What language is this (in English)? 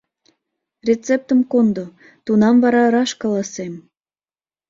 Mari